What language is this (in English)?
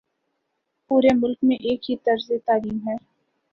Urdu